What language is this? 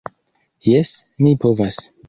Esperanto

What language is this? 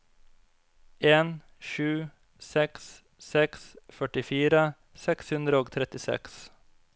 Norwegian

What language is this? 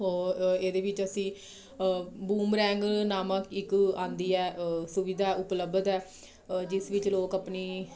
Punjabi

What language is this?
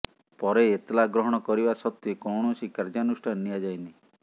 Odia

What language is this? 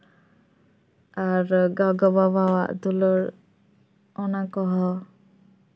Santali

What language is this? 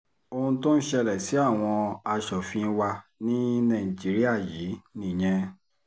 Yoruba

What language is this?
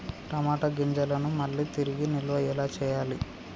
Telugu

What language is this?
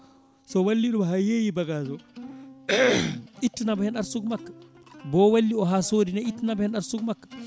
Fula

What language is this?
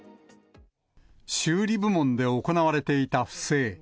Japanese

